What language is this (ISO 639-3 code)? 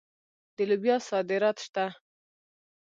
pus